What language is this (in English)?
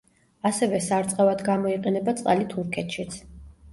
Georgian